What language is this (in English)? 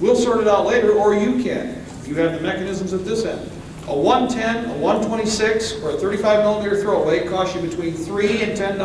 English